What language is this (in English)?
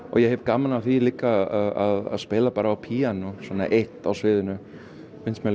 Icelandic